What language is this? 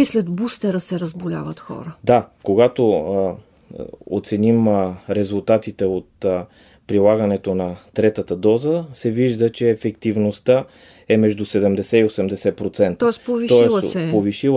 Bulgarian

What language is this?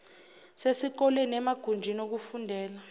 Zulu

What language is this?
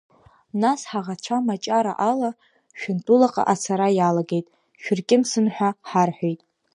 Abkhazian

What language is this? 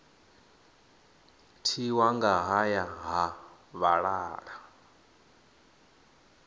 Venda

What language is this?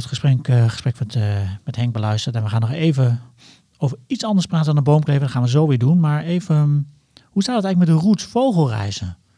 Dutch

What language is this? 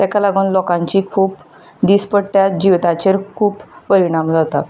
Konkani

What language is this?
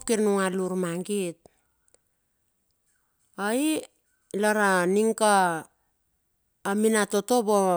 Bilur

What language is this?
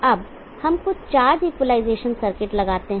Hindi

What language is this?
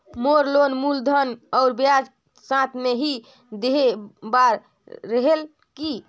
Chhattisgarhi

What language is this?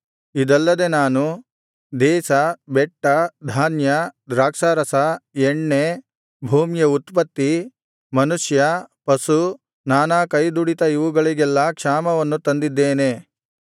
Kannada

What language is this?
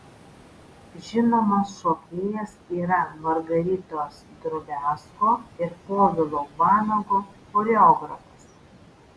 Lithuanian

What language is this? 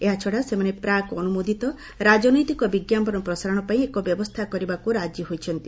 Odia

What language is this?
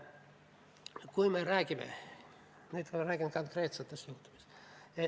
Estonian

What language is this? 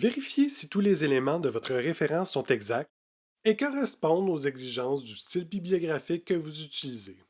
French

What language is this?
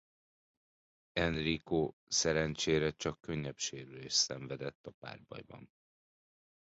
Hungarian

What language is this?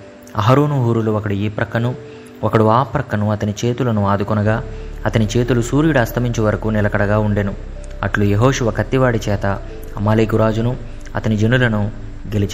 Telugu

